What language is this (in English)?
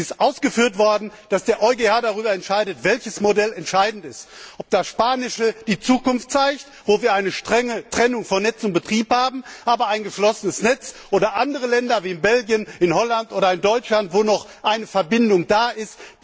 German